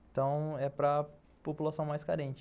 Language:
Portuguese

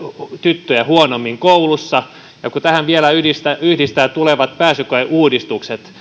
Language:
Finnish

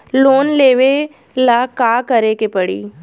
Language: Bhojpuri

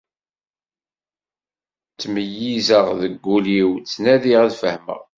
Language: Kabyle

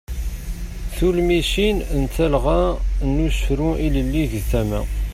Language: Kabyle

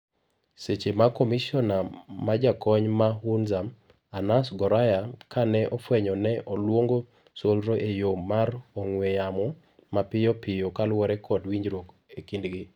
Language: Luo (Kenya and Tanzania)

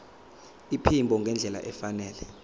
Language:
Zulu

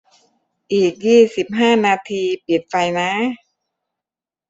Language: Thai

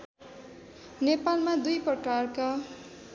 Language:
Nepali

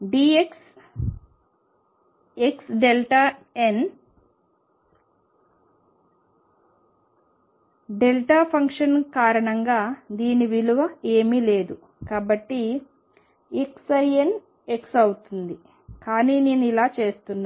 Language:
Telugu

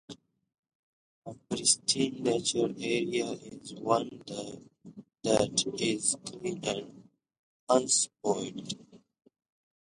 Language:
English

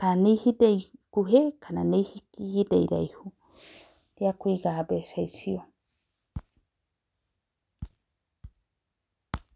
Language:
Kikuyu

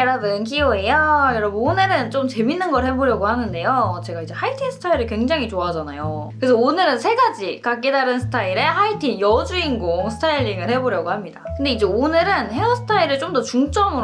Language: Korean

